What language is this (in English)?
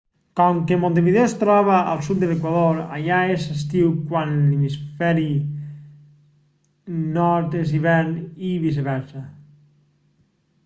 Catalan